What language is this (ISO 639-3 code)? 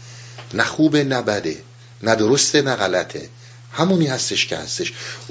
fas